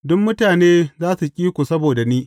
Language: Hausa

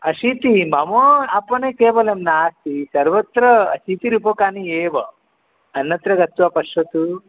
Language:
Sanskrit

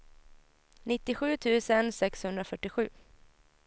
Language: Swedish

